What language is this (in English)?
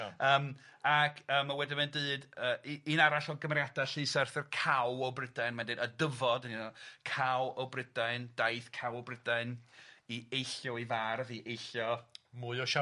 Welsh